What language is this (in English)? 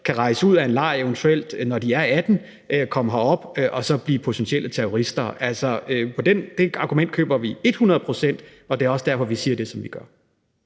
Danish